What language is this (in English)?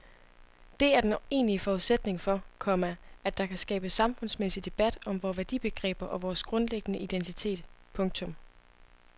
Danish